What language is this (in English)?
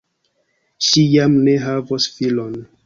Esperanto